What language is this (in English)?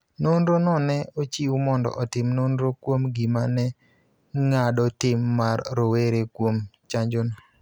Luo (Kenya and Tanzania)